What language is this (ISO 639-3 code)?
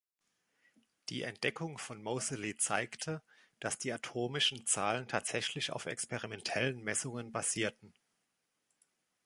deu